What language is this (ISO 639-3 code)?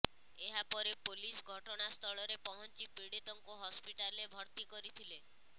ori